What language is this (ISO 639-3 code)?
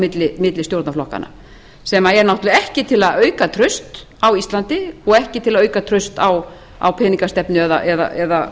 isl